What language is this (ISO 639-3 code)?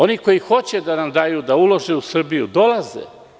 srp